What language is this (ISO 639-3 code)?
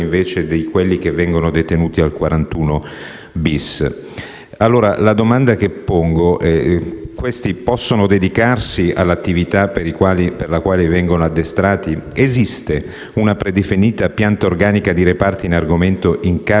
ita